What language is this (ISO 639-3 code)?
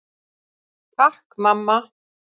isl